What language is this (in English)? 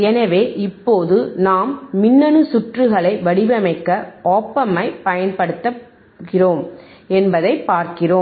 Tamil